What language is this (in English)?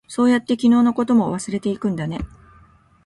Japanese